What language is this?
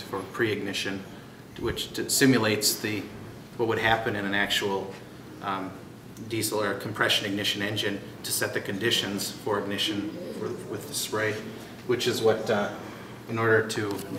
English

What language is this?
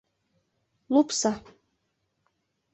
Mari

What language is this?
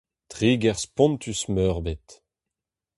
Breton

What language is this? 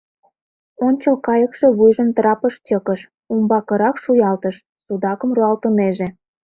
Mari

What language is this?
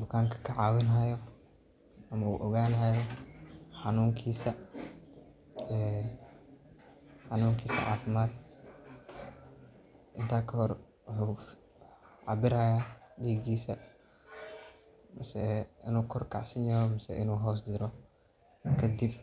Somali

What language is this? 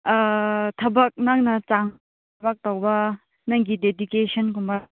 Manipuri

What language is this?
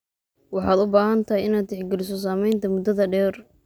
Somali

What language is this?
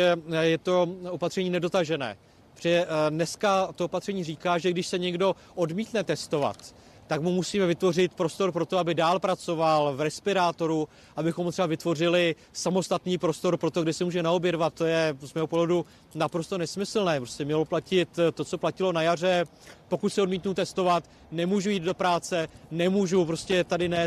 Czech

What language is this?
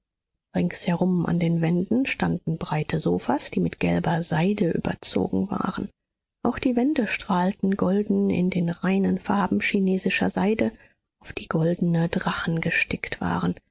German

